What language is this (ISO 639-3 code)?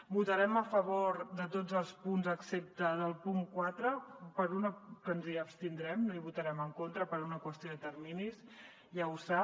cat